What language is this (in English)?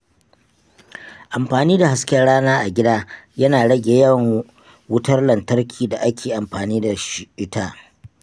Hausa